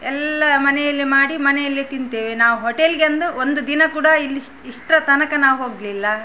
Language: Kannada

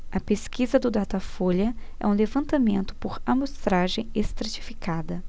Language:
Portuguese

